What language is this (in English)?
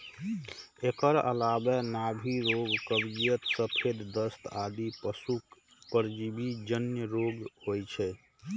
Maithili